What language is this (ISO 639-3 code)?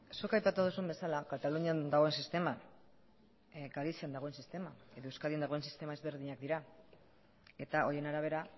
eus